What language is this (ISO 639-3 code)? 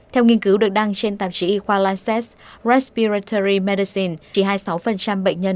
vie